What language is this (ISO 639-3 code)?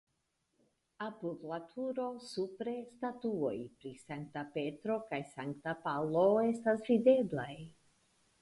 epo